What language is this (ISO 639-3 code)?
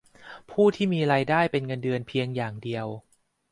tha